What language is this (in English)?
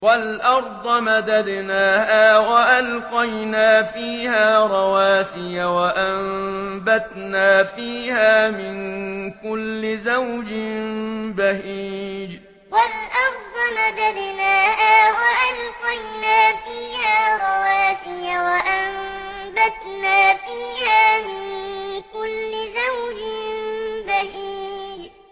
Arabic